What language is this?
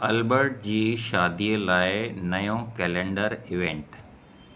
Sindhi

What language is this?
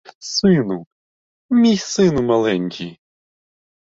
Ukrainian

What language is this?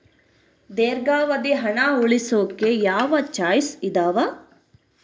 Kannada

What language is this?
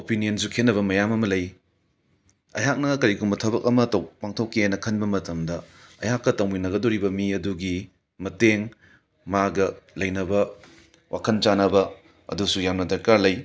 Manipuri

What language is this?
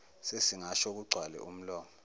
Zulu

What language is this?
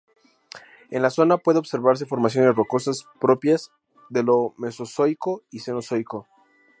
Spanish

